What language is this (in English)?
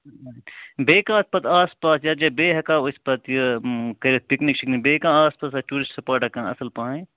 Kashmiri